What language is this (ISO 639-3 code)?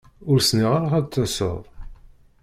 kab